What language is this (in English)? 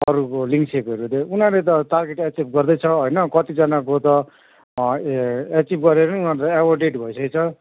Nepali